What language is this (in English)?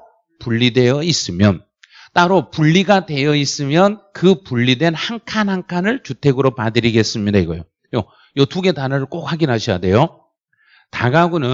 Korean